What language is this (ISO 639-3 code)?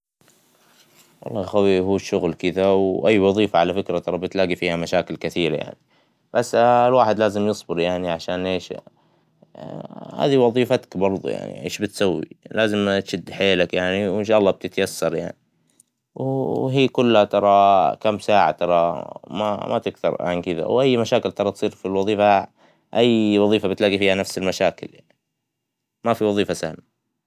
acw